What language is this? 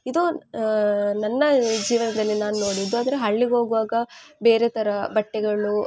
Kannada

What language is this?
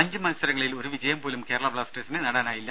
Malayalam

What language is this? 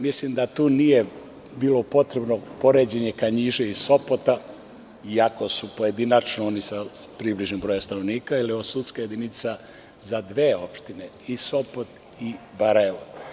Serbian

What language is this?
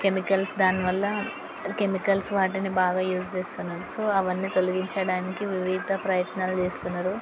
Telugu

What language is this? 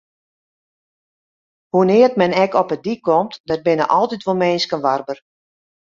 Western Frisian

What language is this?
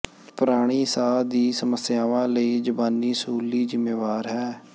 Punjabi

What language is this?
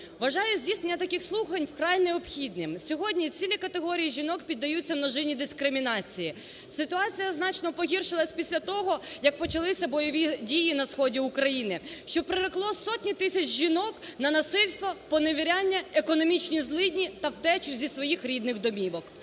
Ukrainian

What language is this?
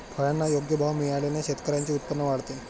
Marathi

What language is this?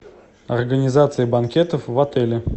Russian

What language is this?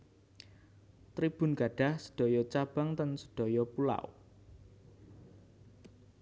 Javanese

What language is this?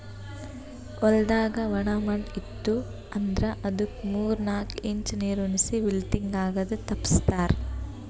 Kannada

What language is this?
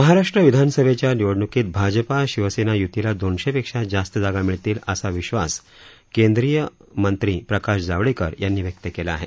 Marathi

